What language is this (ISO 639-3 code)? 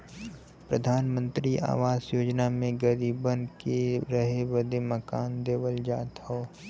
bho